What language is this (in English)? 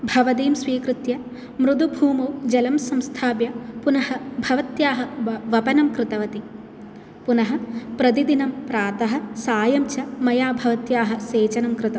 Sanskrit